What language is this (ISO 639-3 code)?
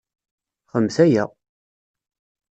kab